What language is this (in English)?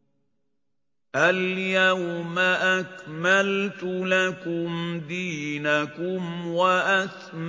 Arabic